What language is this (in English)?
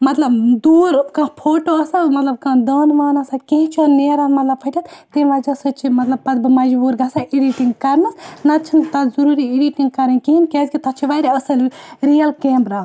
Kashmiri